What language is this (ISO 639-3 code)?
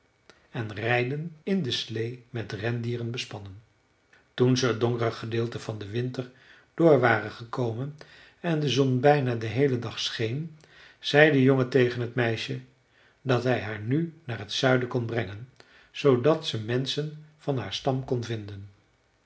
nld